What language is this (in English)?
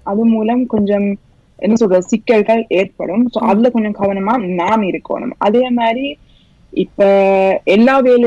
Tamil